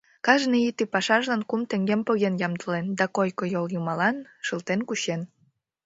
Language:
Mari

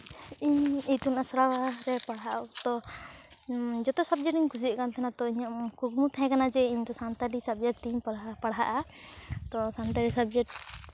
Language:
Santali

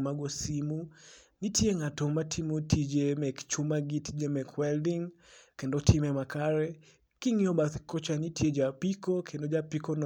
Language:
Luo (Kenya and Tanzania)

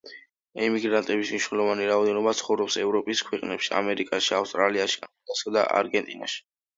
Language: Georgian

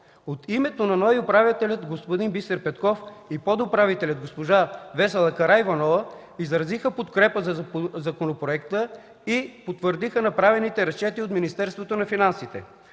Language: Bulgarian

